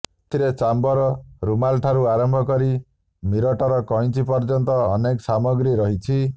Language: Odia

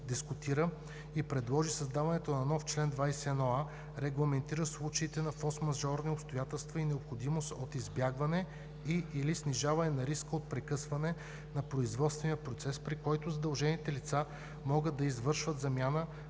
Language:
Bulgarian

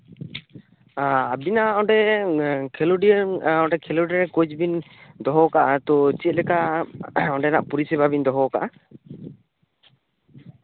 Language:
Santali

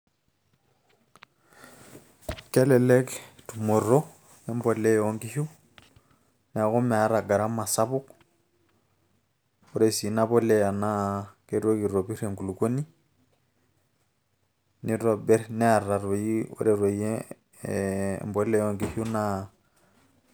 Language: Masai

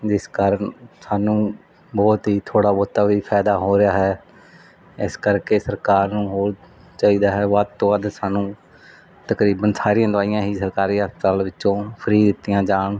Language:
Punjabi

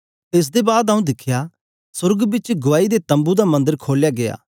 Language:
Dogri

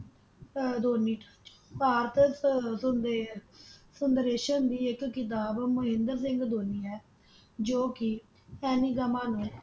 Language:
Punjabi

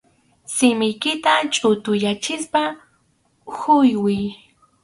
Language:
Arequipa-La Unión Quechua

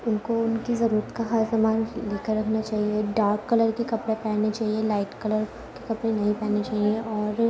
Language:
Urdu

